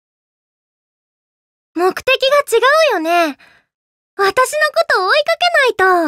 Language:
Japanese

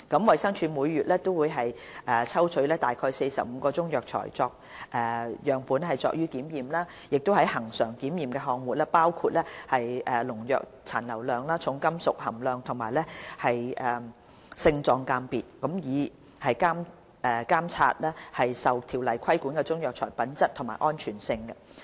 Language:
Cantonese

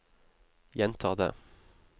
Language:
Norwegian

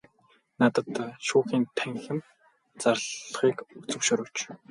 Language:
Mongolian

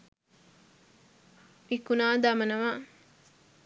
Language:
Sinhala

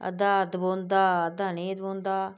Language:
Dogri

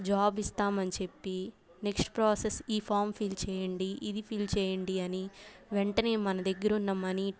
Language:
Telugu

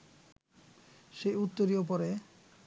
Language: Bangla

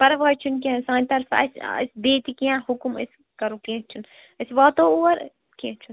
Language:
Kashmiri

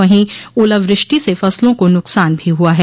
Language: Hindi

